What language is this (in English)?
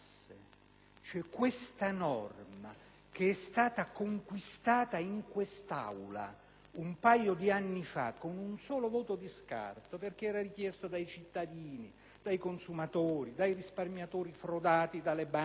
Italian